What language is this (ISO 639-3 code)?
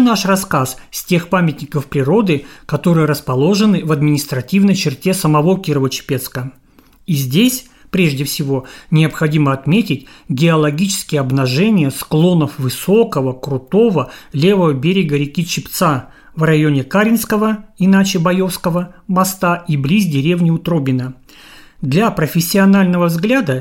rus